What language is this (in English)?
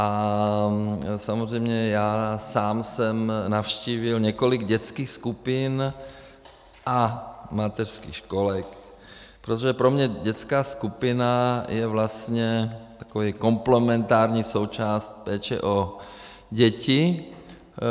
Czech